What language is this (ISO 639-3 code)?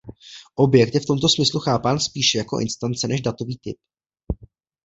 ces